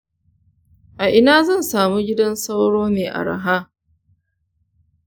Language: Hausa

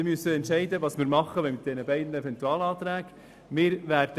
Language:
Swiss German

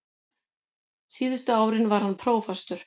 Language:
Icelandic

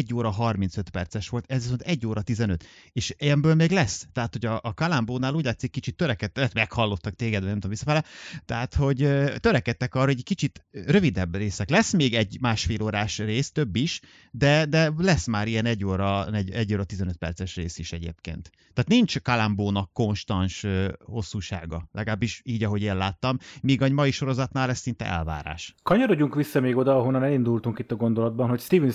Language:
Hungarian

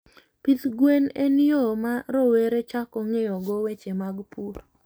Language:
Luo (Kenya and Tanzania)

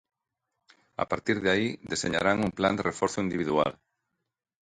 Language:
Galician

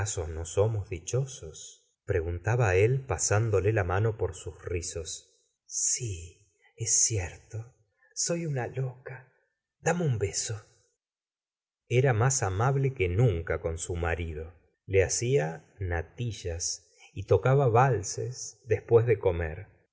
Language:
Spanish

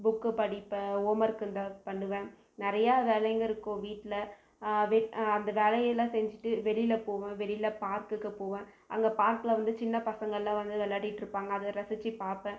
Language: Tamil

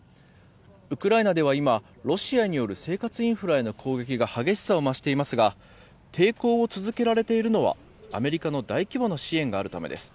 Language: Japanese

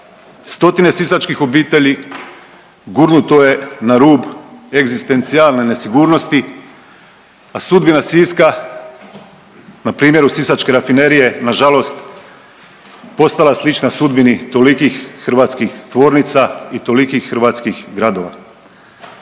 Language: Croatian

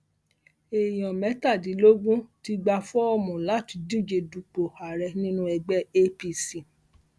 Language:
Yoruba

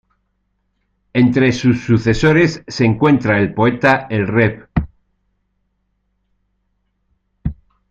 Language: Spanish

